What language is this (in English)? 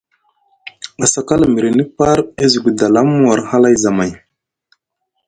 Musgu